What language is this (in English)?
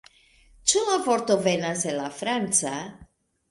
Esperanto